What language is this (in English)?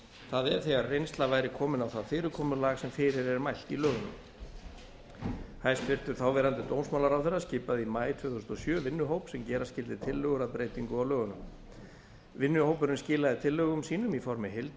Icelandic